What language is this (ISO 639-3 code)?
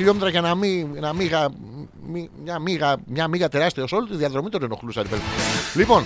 ell